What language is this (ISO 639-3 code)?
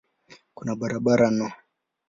swa